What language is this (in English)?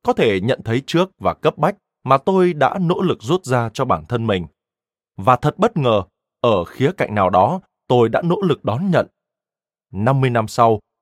Vietnamese